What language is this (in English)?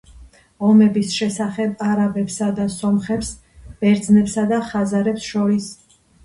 Georgian